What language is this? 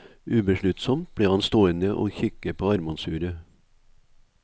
Norwegian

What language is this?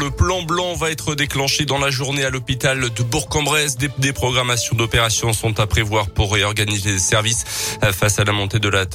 French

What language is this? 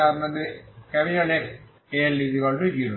Bangla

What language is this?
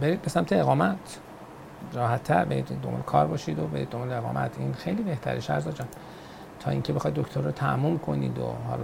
Persian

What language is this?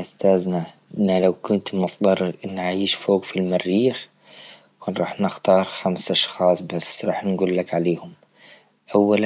Libyan Arabic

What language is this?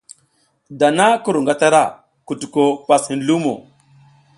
South Giziga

